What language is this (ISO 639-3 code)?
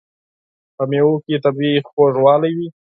pus